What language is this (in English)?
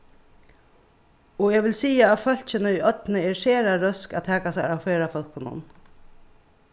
Faroese